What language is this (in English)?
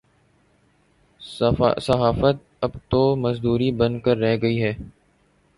Urdu